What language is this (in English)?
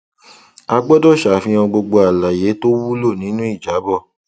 Yoruba